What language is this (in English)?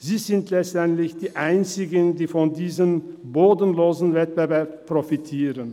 Swiss German